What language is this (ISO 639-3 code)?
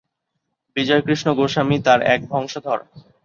ben